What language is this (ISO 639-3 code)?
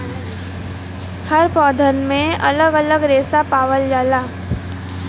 bho